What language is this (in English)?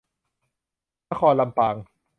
Thai